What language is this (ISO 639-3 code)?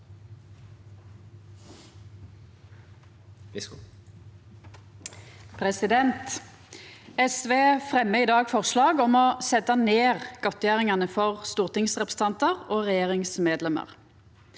nor